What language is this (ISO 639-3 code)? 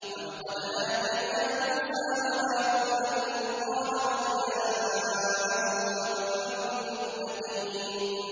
ara